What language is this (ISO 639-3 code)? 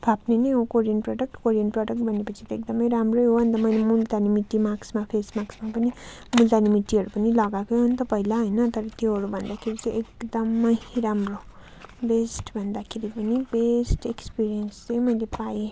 nep